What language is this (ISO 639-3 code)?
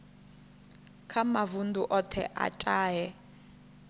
ven